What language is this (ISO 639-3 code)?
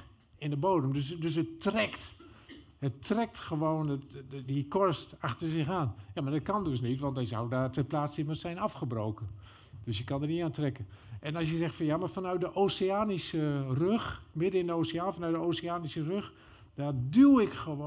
nld